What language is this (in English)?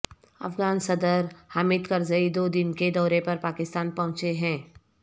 Urdu